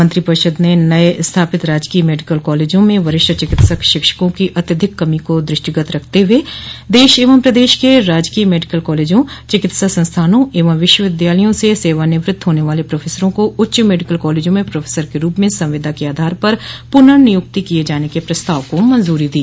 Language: Hindi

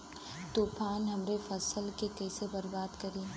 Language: Bhojpuri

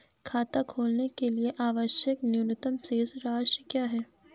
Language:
Hindi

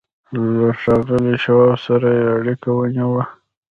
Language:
Pashto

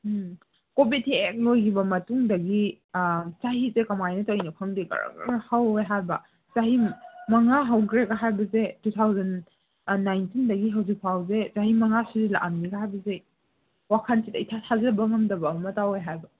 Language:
Manipuri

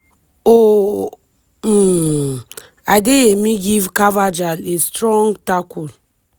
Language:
Nigerian Pidgin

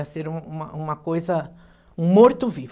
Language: Portuguese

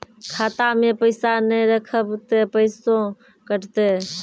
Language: Maithili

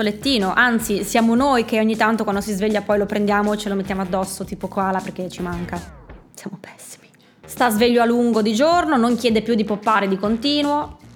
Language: Italian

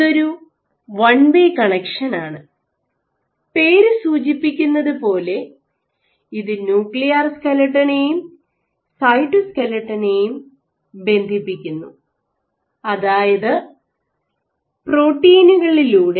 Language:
Malayalam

